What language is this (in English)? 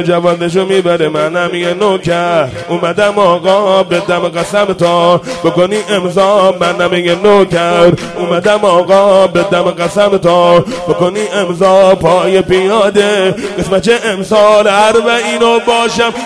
Persian